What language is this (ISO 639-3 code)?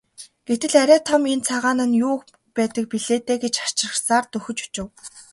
mon